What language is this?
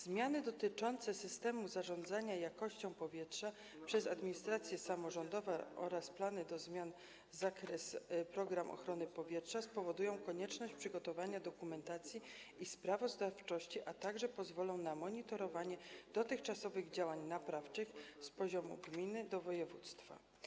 Polish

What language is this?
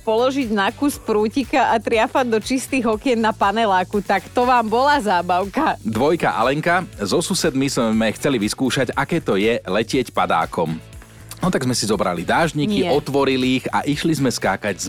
Slovak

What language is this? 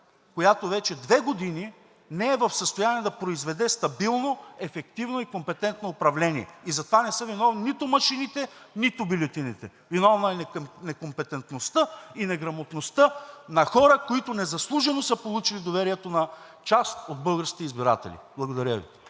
Bulgarian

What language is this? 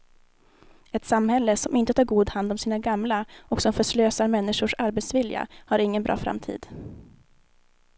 Swedish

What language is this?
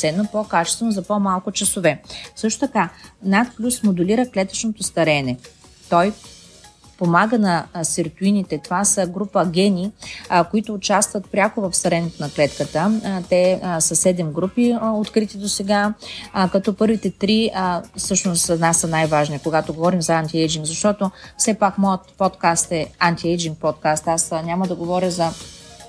Bulgarian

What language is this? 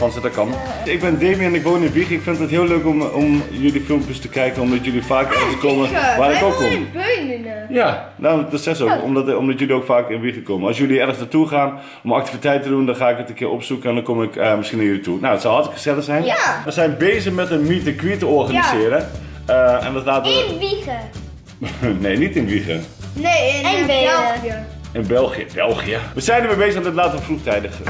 Dutch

